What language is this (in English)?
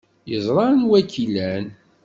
Kabyle